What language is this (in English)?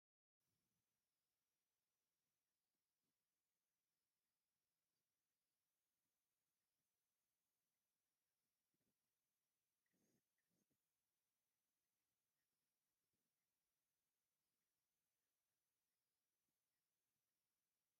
Tigrinya